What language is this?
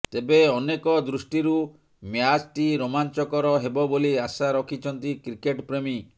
Odia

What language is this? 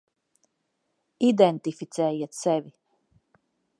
Latvian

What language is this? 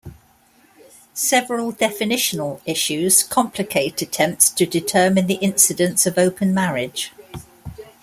English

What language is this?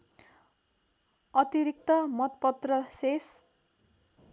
Nepali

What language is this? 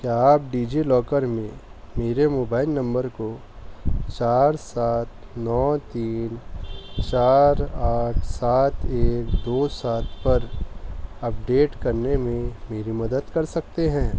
Urdu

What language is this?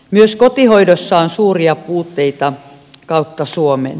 Finnish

